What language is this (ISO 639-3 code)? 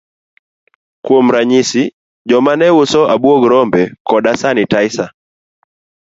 luo